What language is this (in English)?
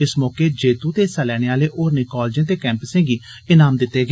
Dogri